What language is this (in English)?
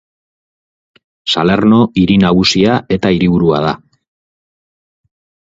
Basque